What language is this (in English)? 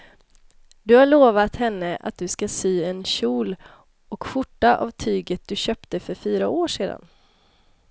Swedish